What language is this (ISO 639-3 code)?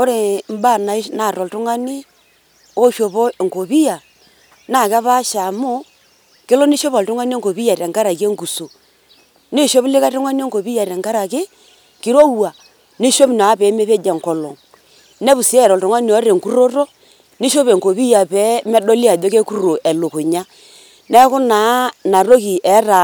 mas